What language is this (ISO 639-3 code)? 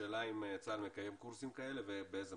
heb